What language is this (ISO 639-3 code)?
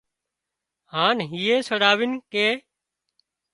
kxp